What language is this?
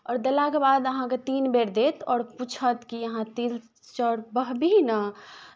Maithili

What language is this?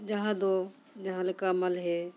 Santali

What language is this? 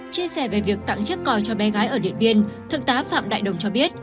Vietnamese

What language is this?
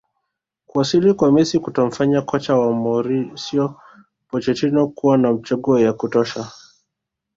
Swahili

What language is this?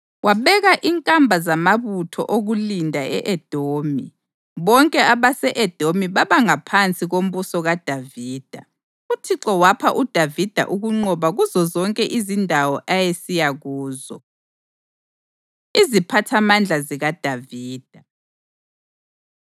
North Ndebele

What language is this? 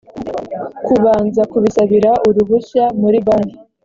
Kinyarwanda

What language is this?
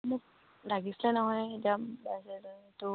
Assamese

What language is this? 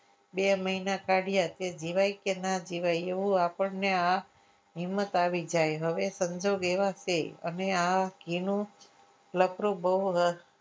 Gujarati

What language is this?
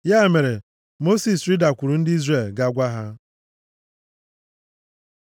Igbo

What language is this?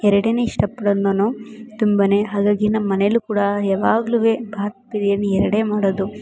Kannada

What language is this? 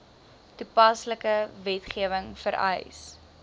Afrikaans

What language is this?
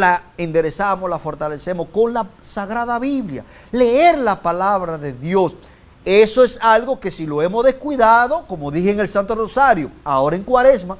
Spanish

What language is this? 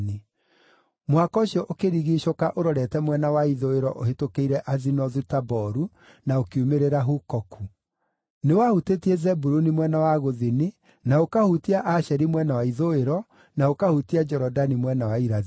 Kikuyu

